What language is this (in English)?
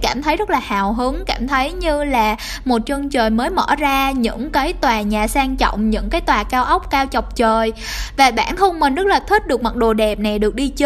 Vietnamese